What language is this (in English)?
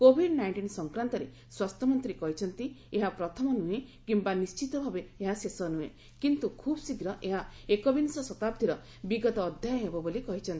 Odia